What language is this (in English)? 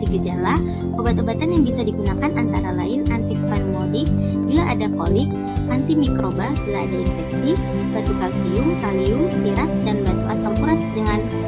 Indonesian